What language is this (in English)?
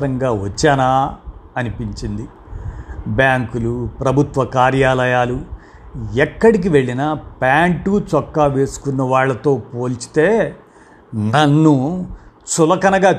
Telugu